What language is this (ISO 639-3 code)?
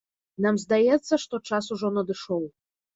bel